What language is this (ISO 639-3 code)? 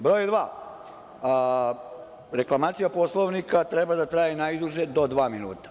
srp